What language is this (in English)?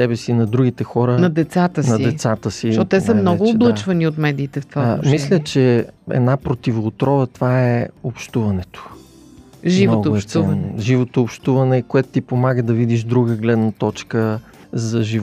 Bulgarian